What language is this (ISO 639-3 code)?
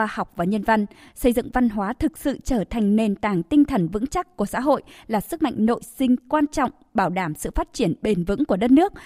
vie